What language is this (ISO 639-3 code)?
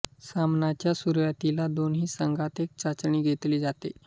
mar